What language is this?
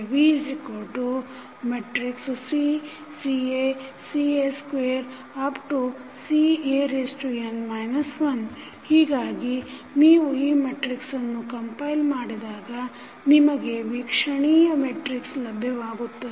Kannada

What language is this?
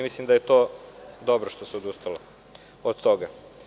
Serbian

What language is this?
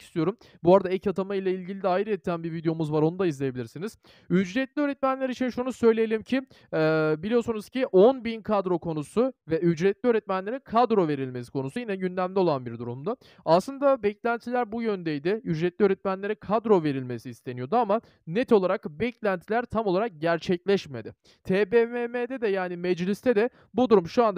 Turkish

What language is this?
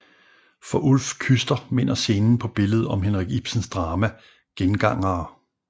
Danish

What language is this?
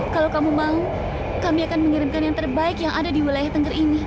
Indonesian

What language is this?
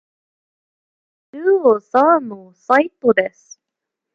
Japanese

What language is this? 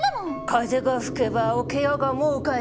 Japanese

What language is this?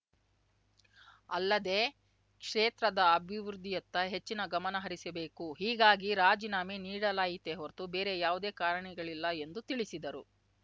Kannada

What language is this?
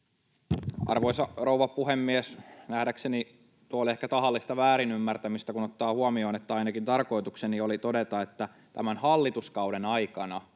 Finnish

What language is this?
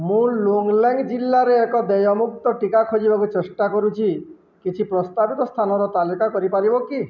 Odia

